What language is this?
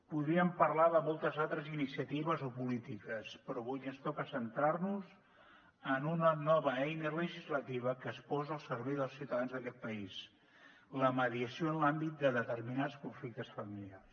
Catalan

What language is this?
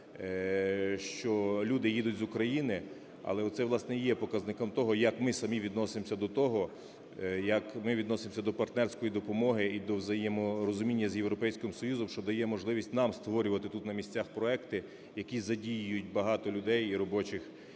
Ukrainian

